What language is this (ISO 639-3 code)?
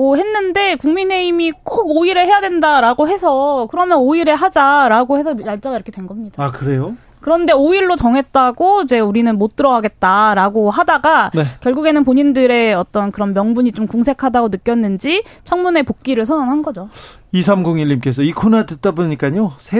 kor